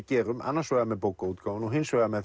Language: Icelandic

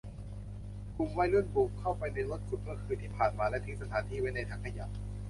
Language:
Thai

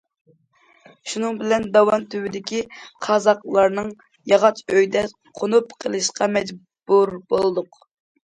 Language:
Uyghur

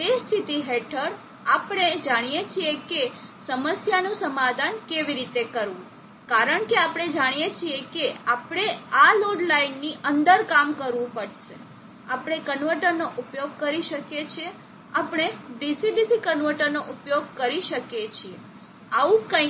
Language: Gujarati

